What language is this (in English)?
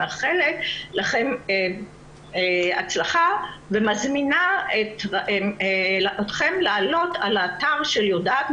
Hebrew